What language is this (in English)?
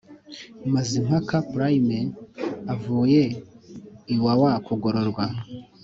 Kinyarwanda